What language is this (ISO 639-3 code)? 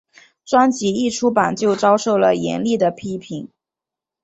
zho